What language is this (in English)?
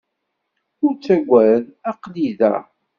Kabyle